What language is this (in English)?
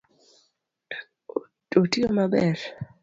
Luo (Kenya and Tanzania)